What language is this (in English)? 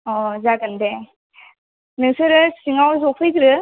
Bodo